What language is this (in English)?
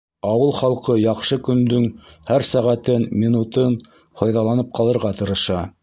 Bashkir